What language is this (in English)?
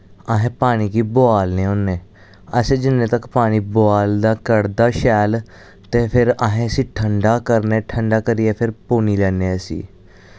Dogri